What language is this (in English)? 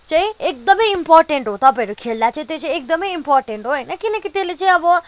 Nepali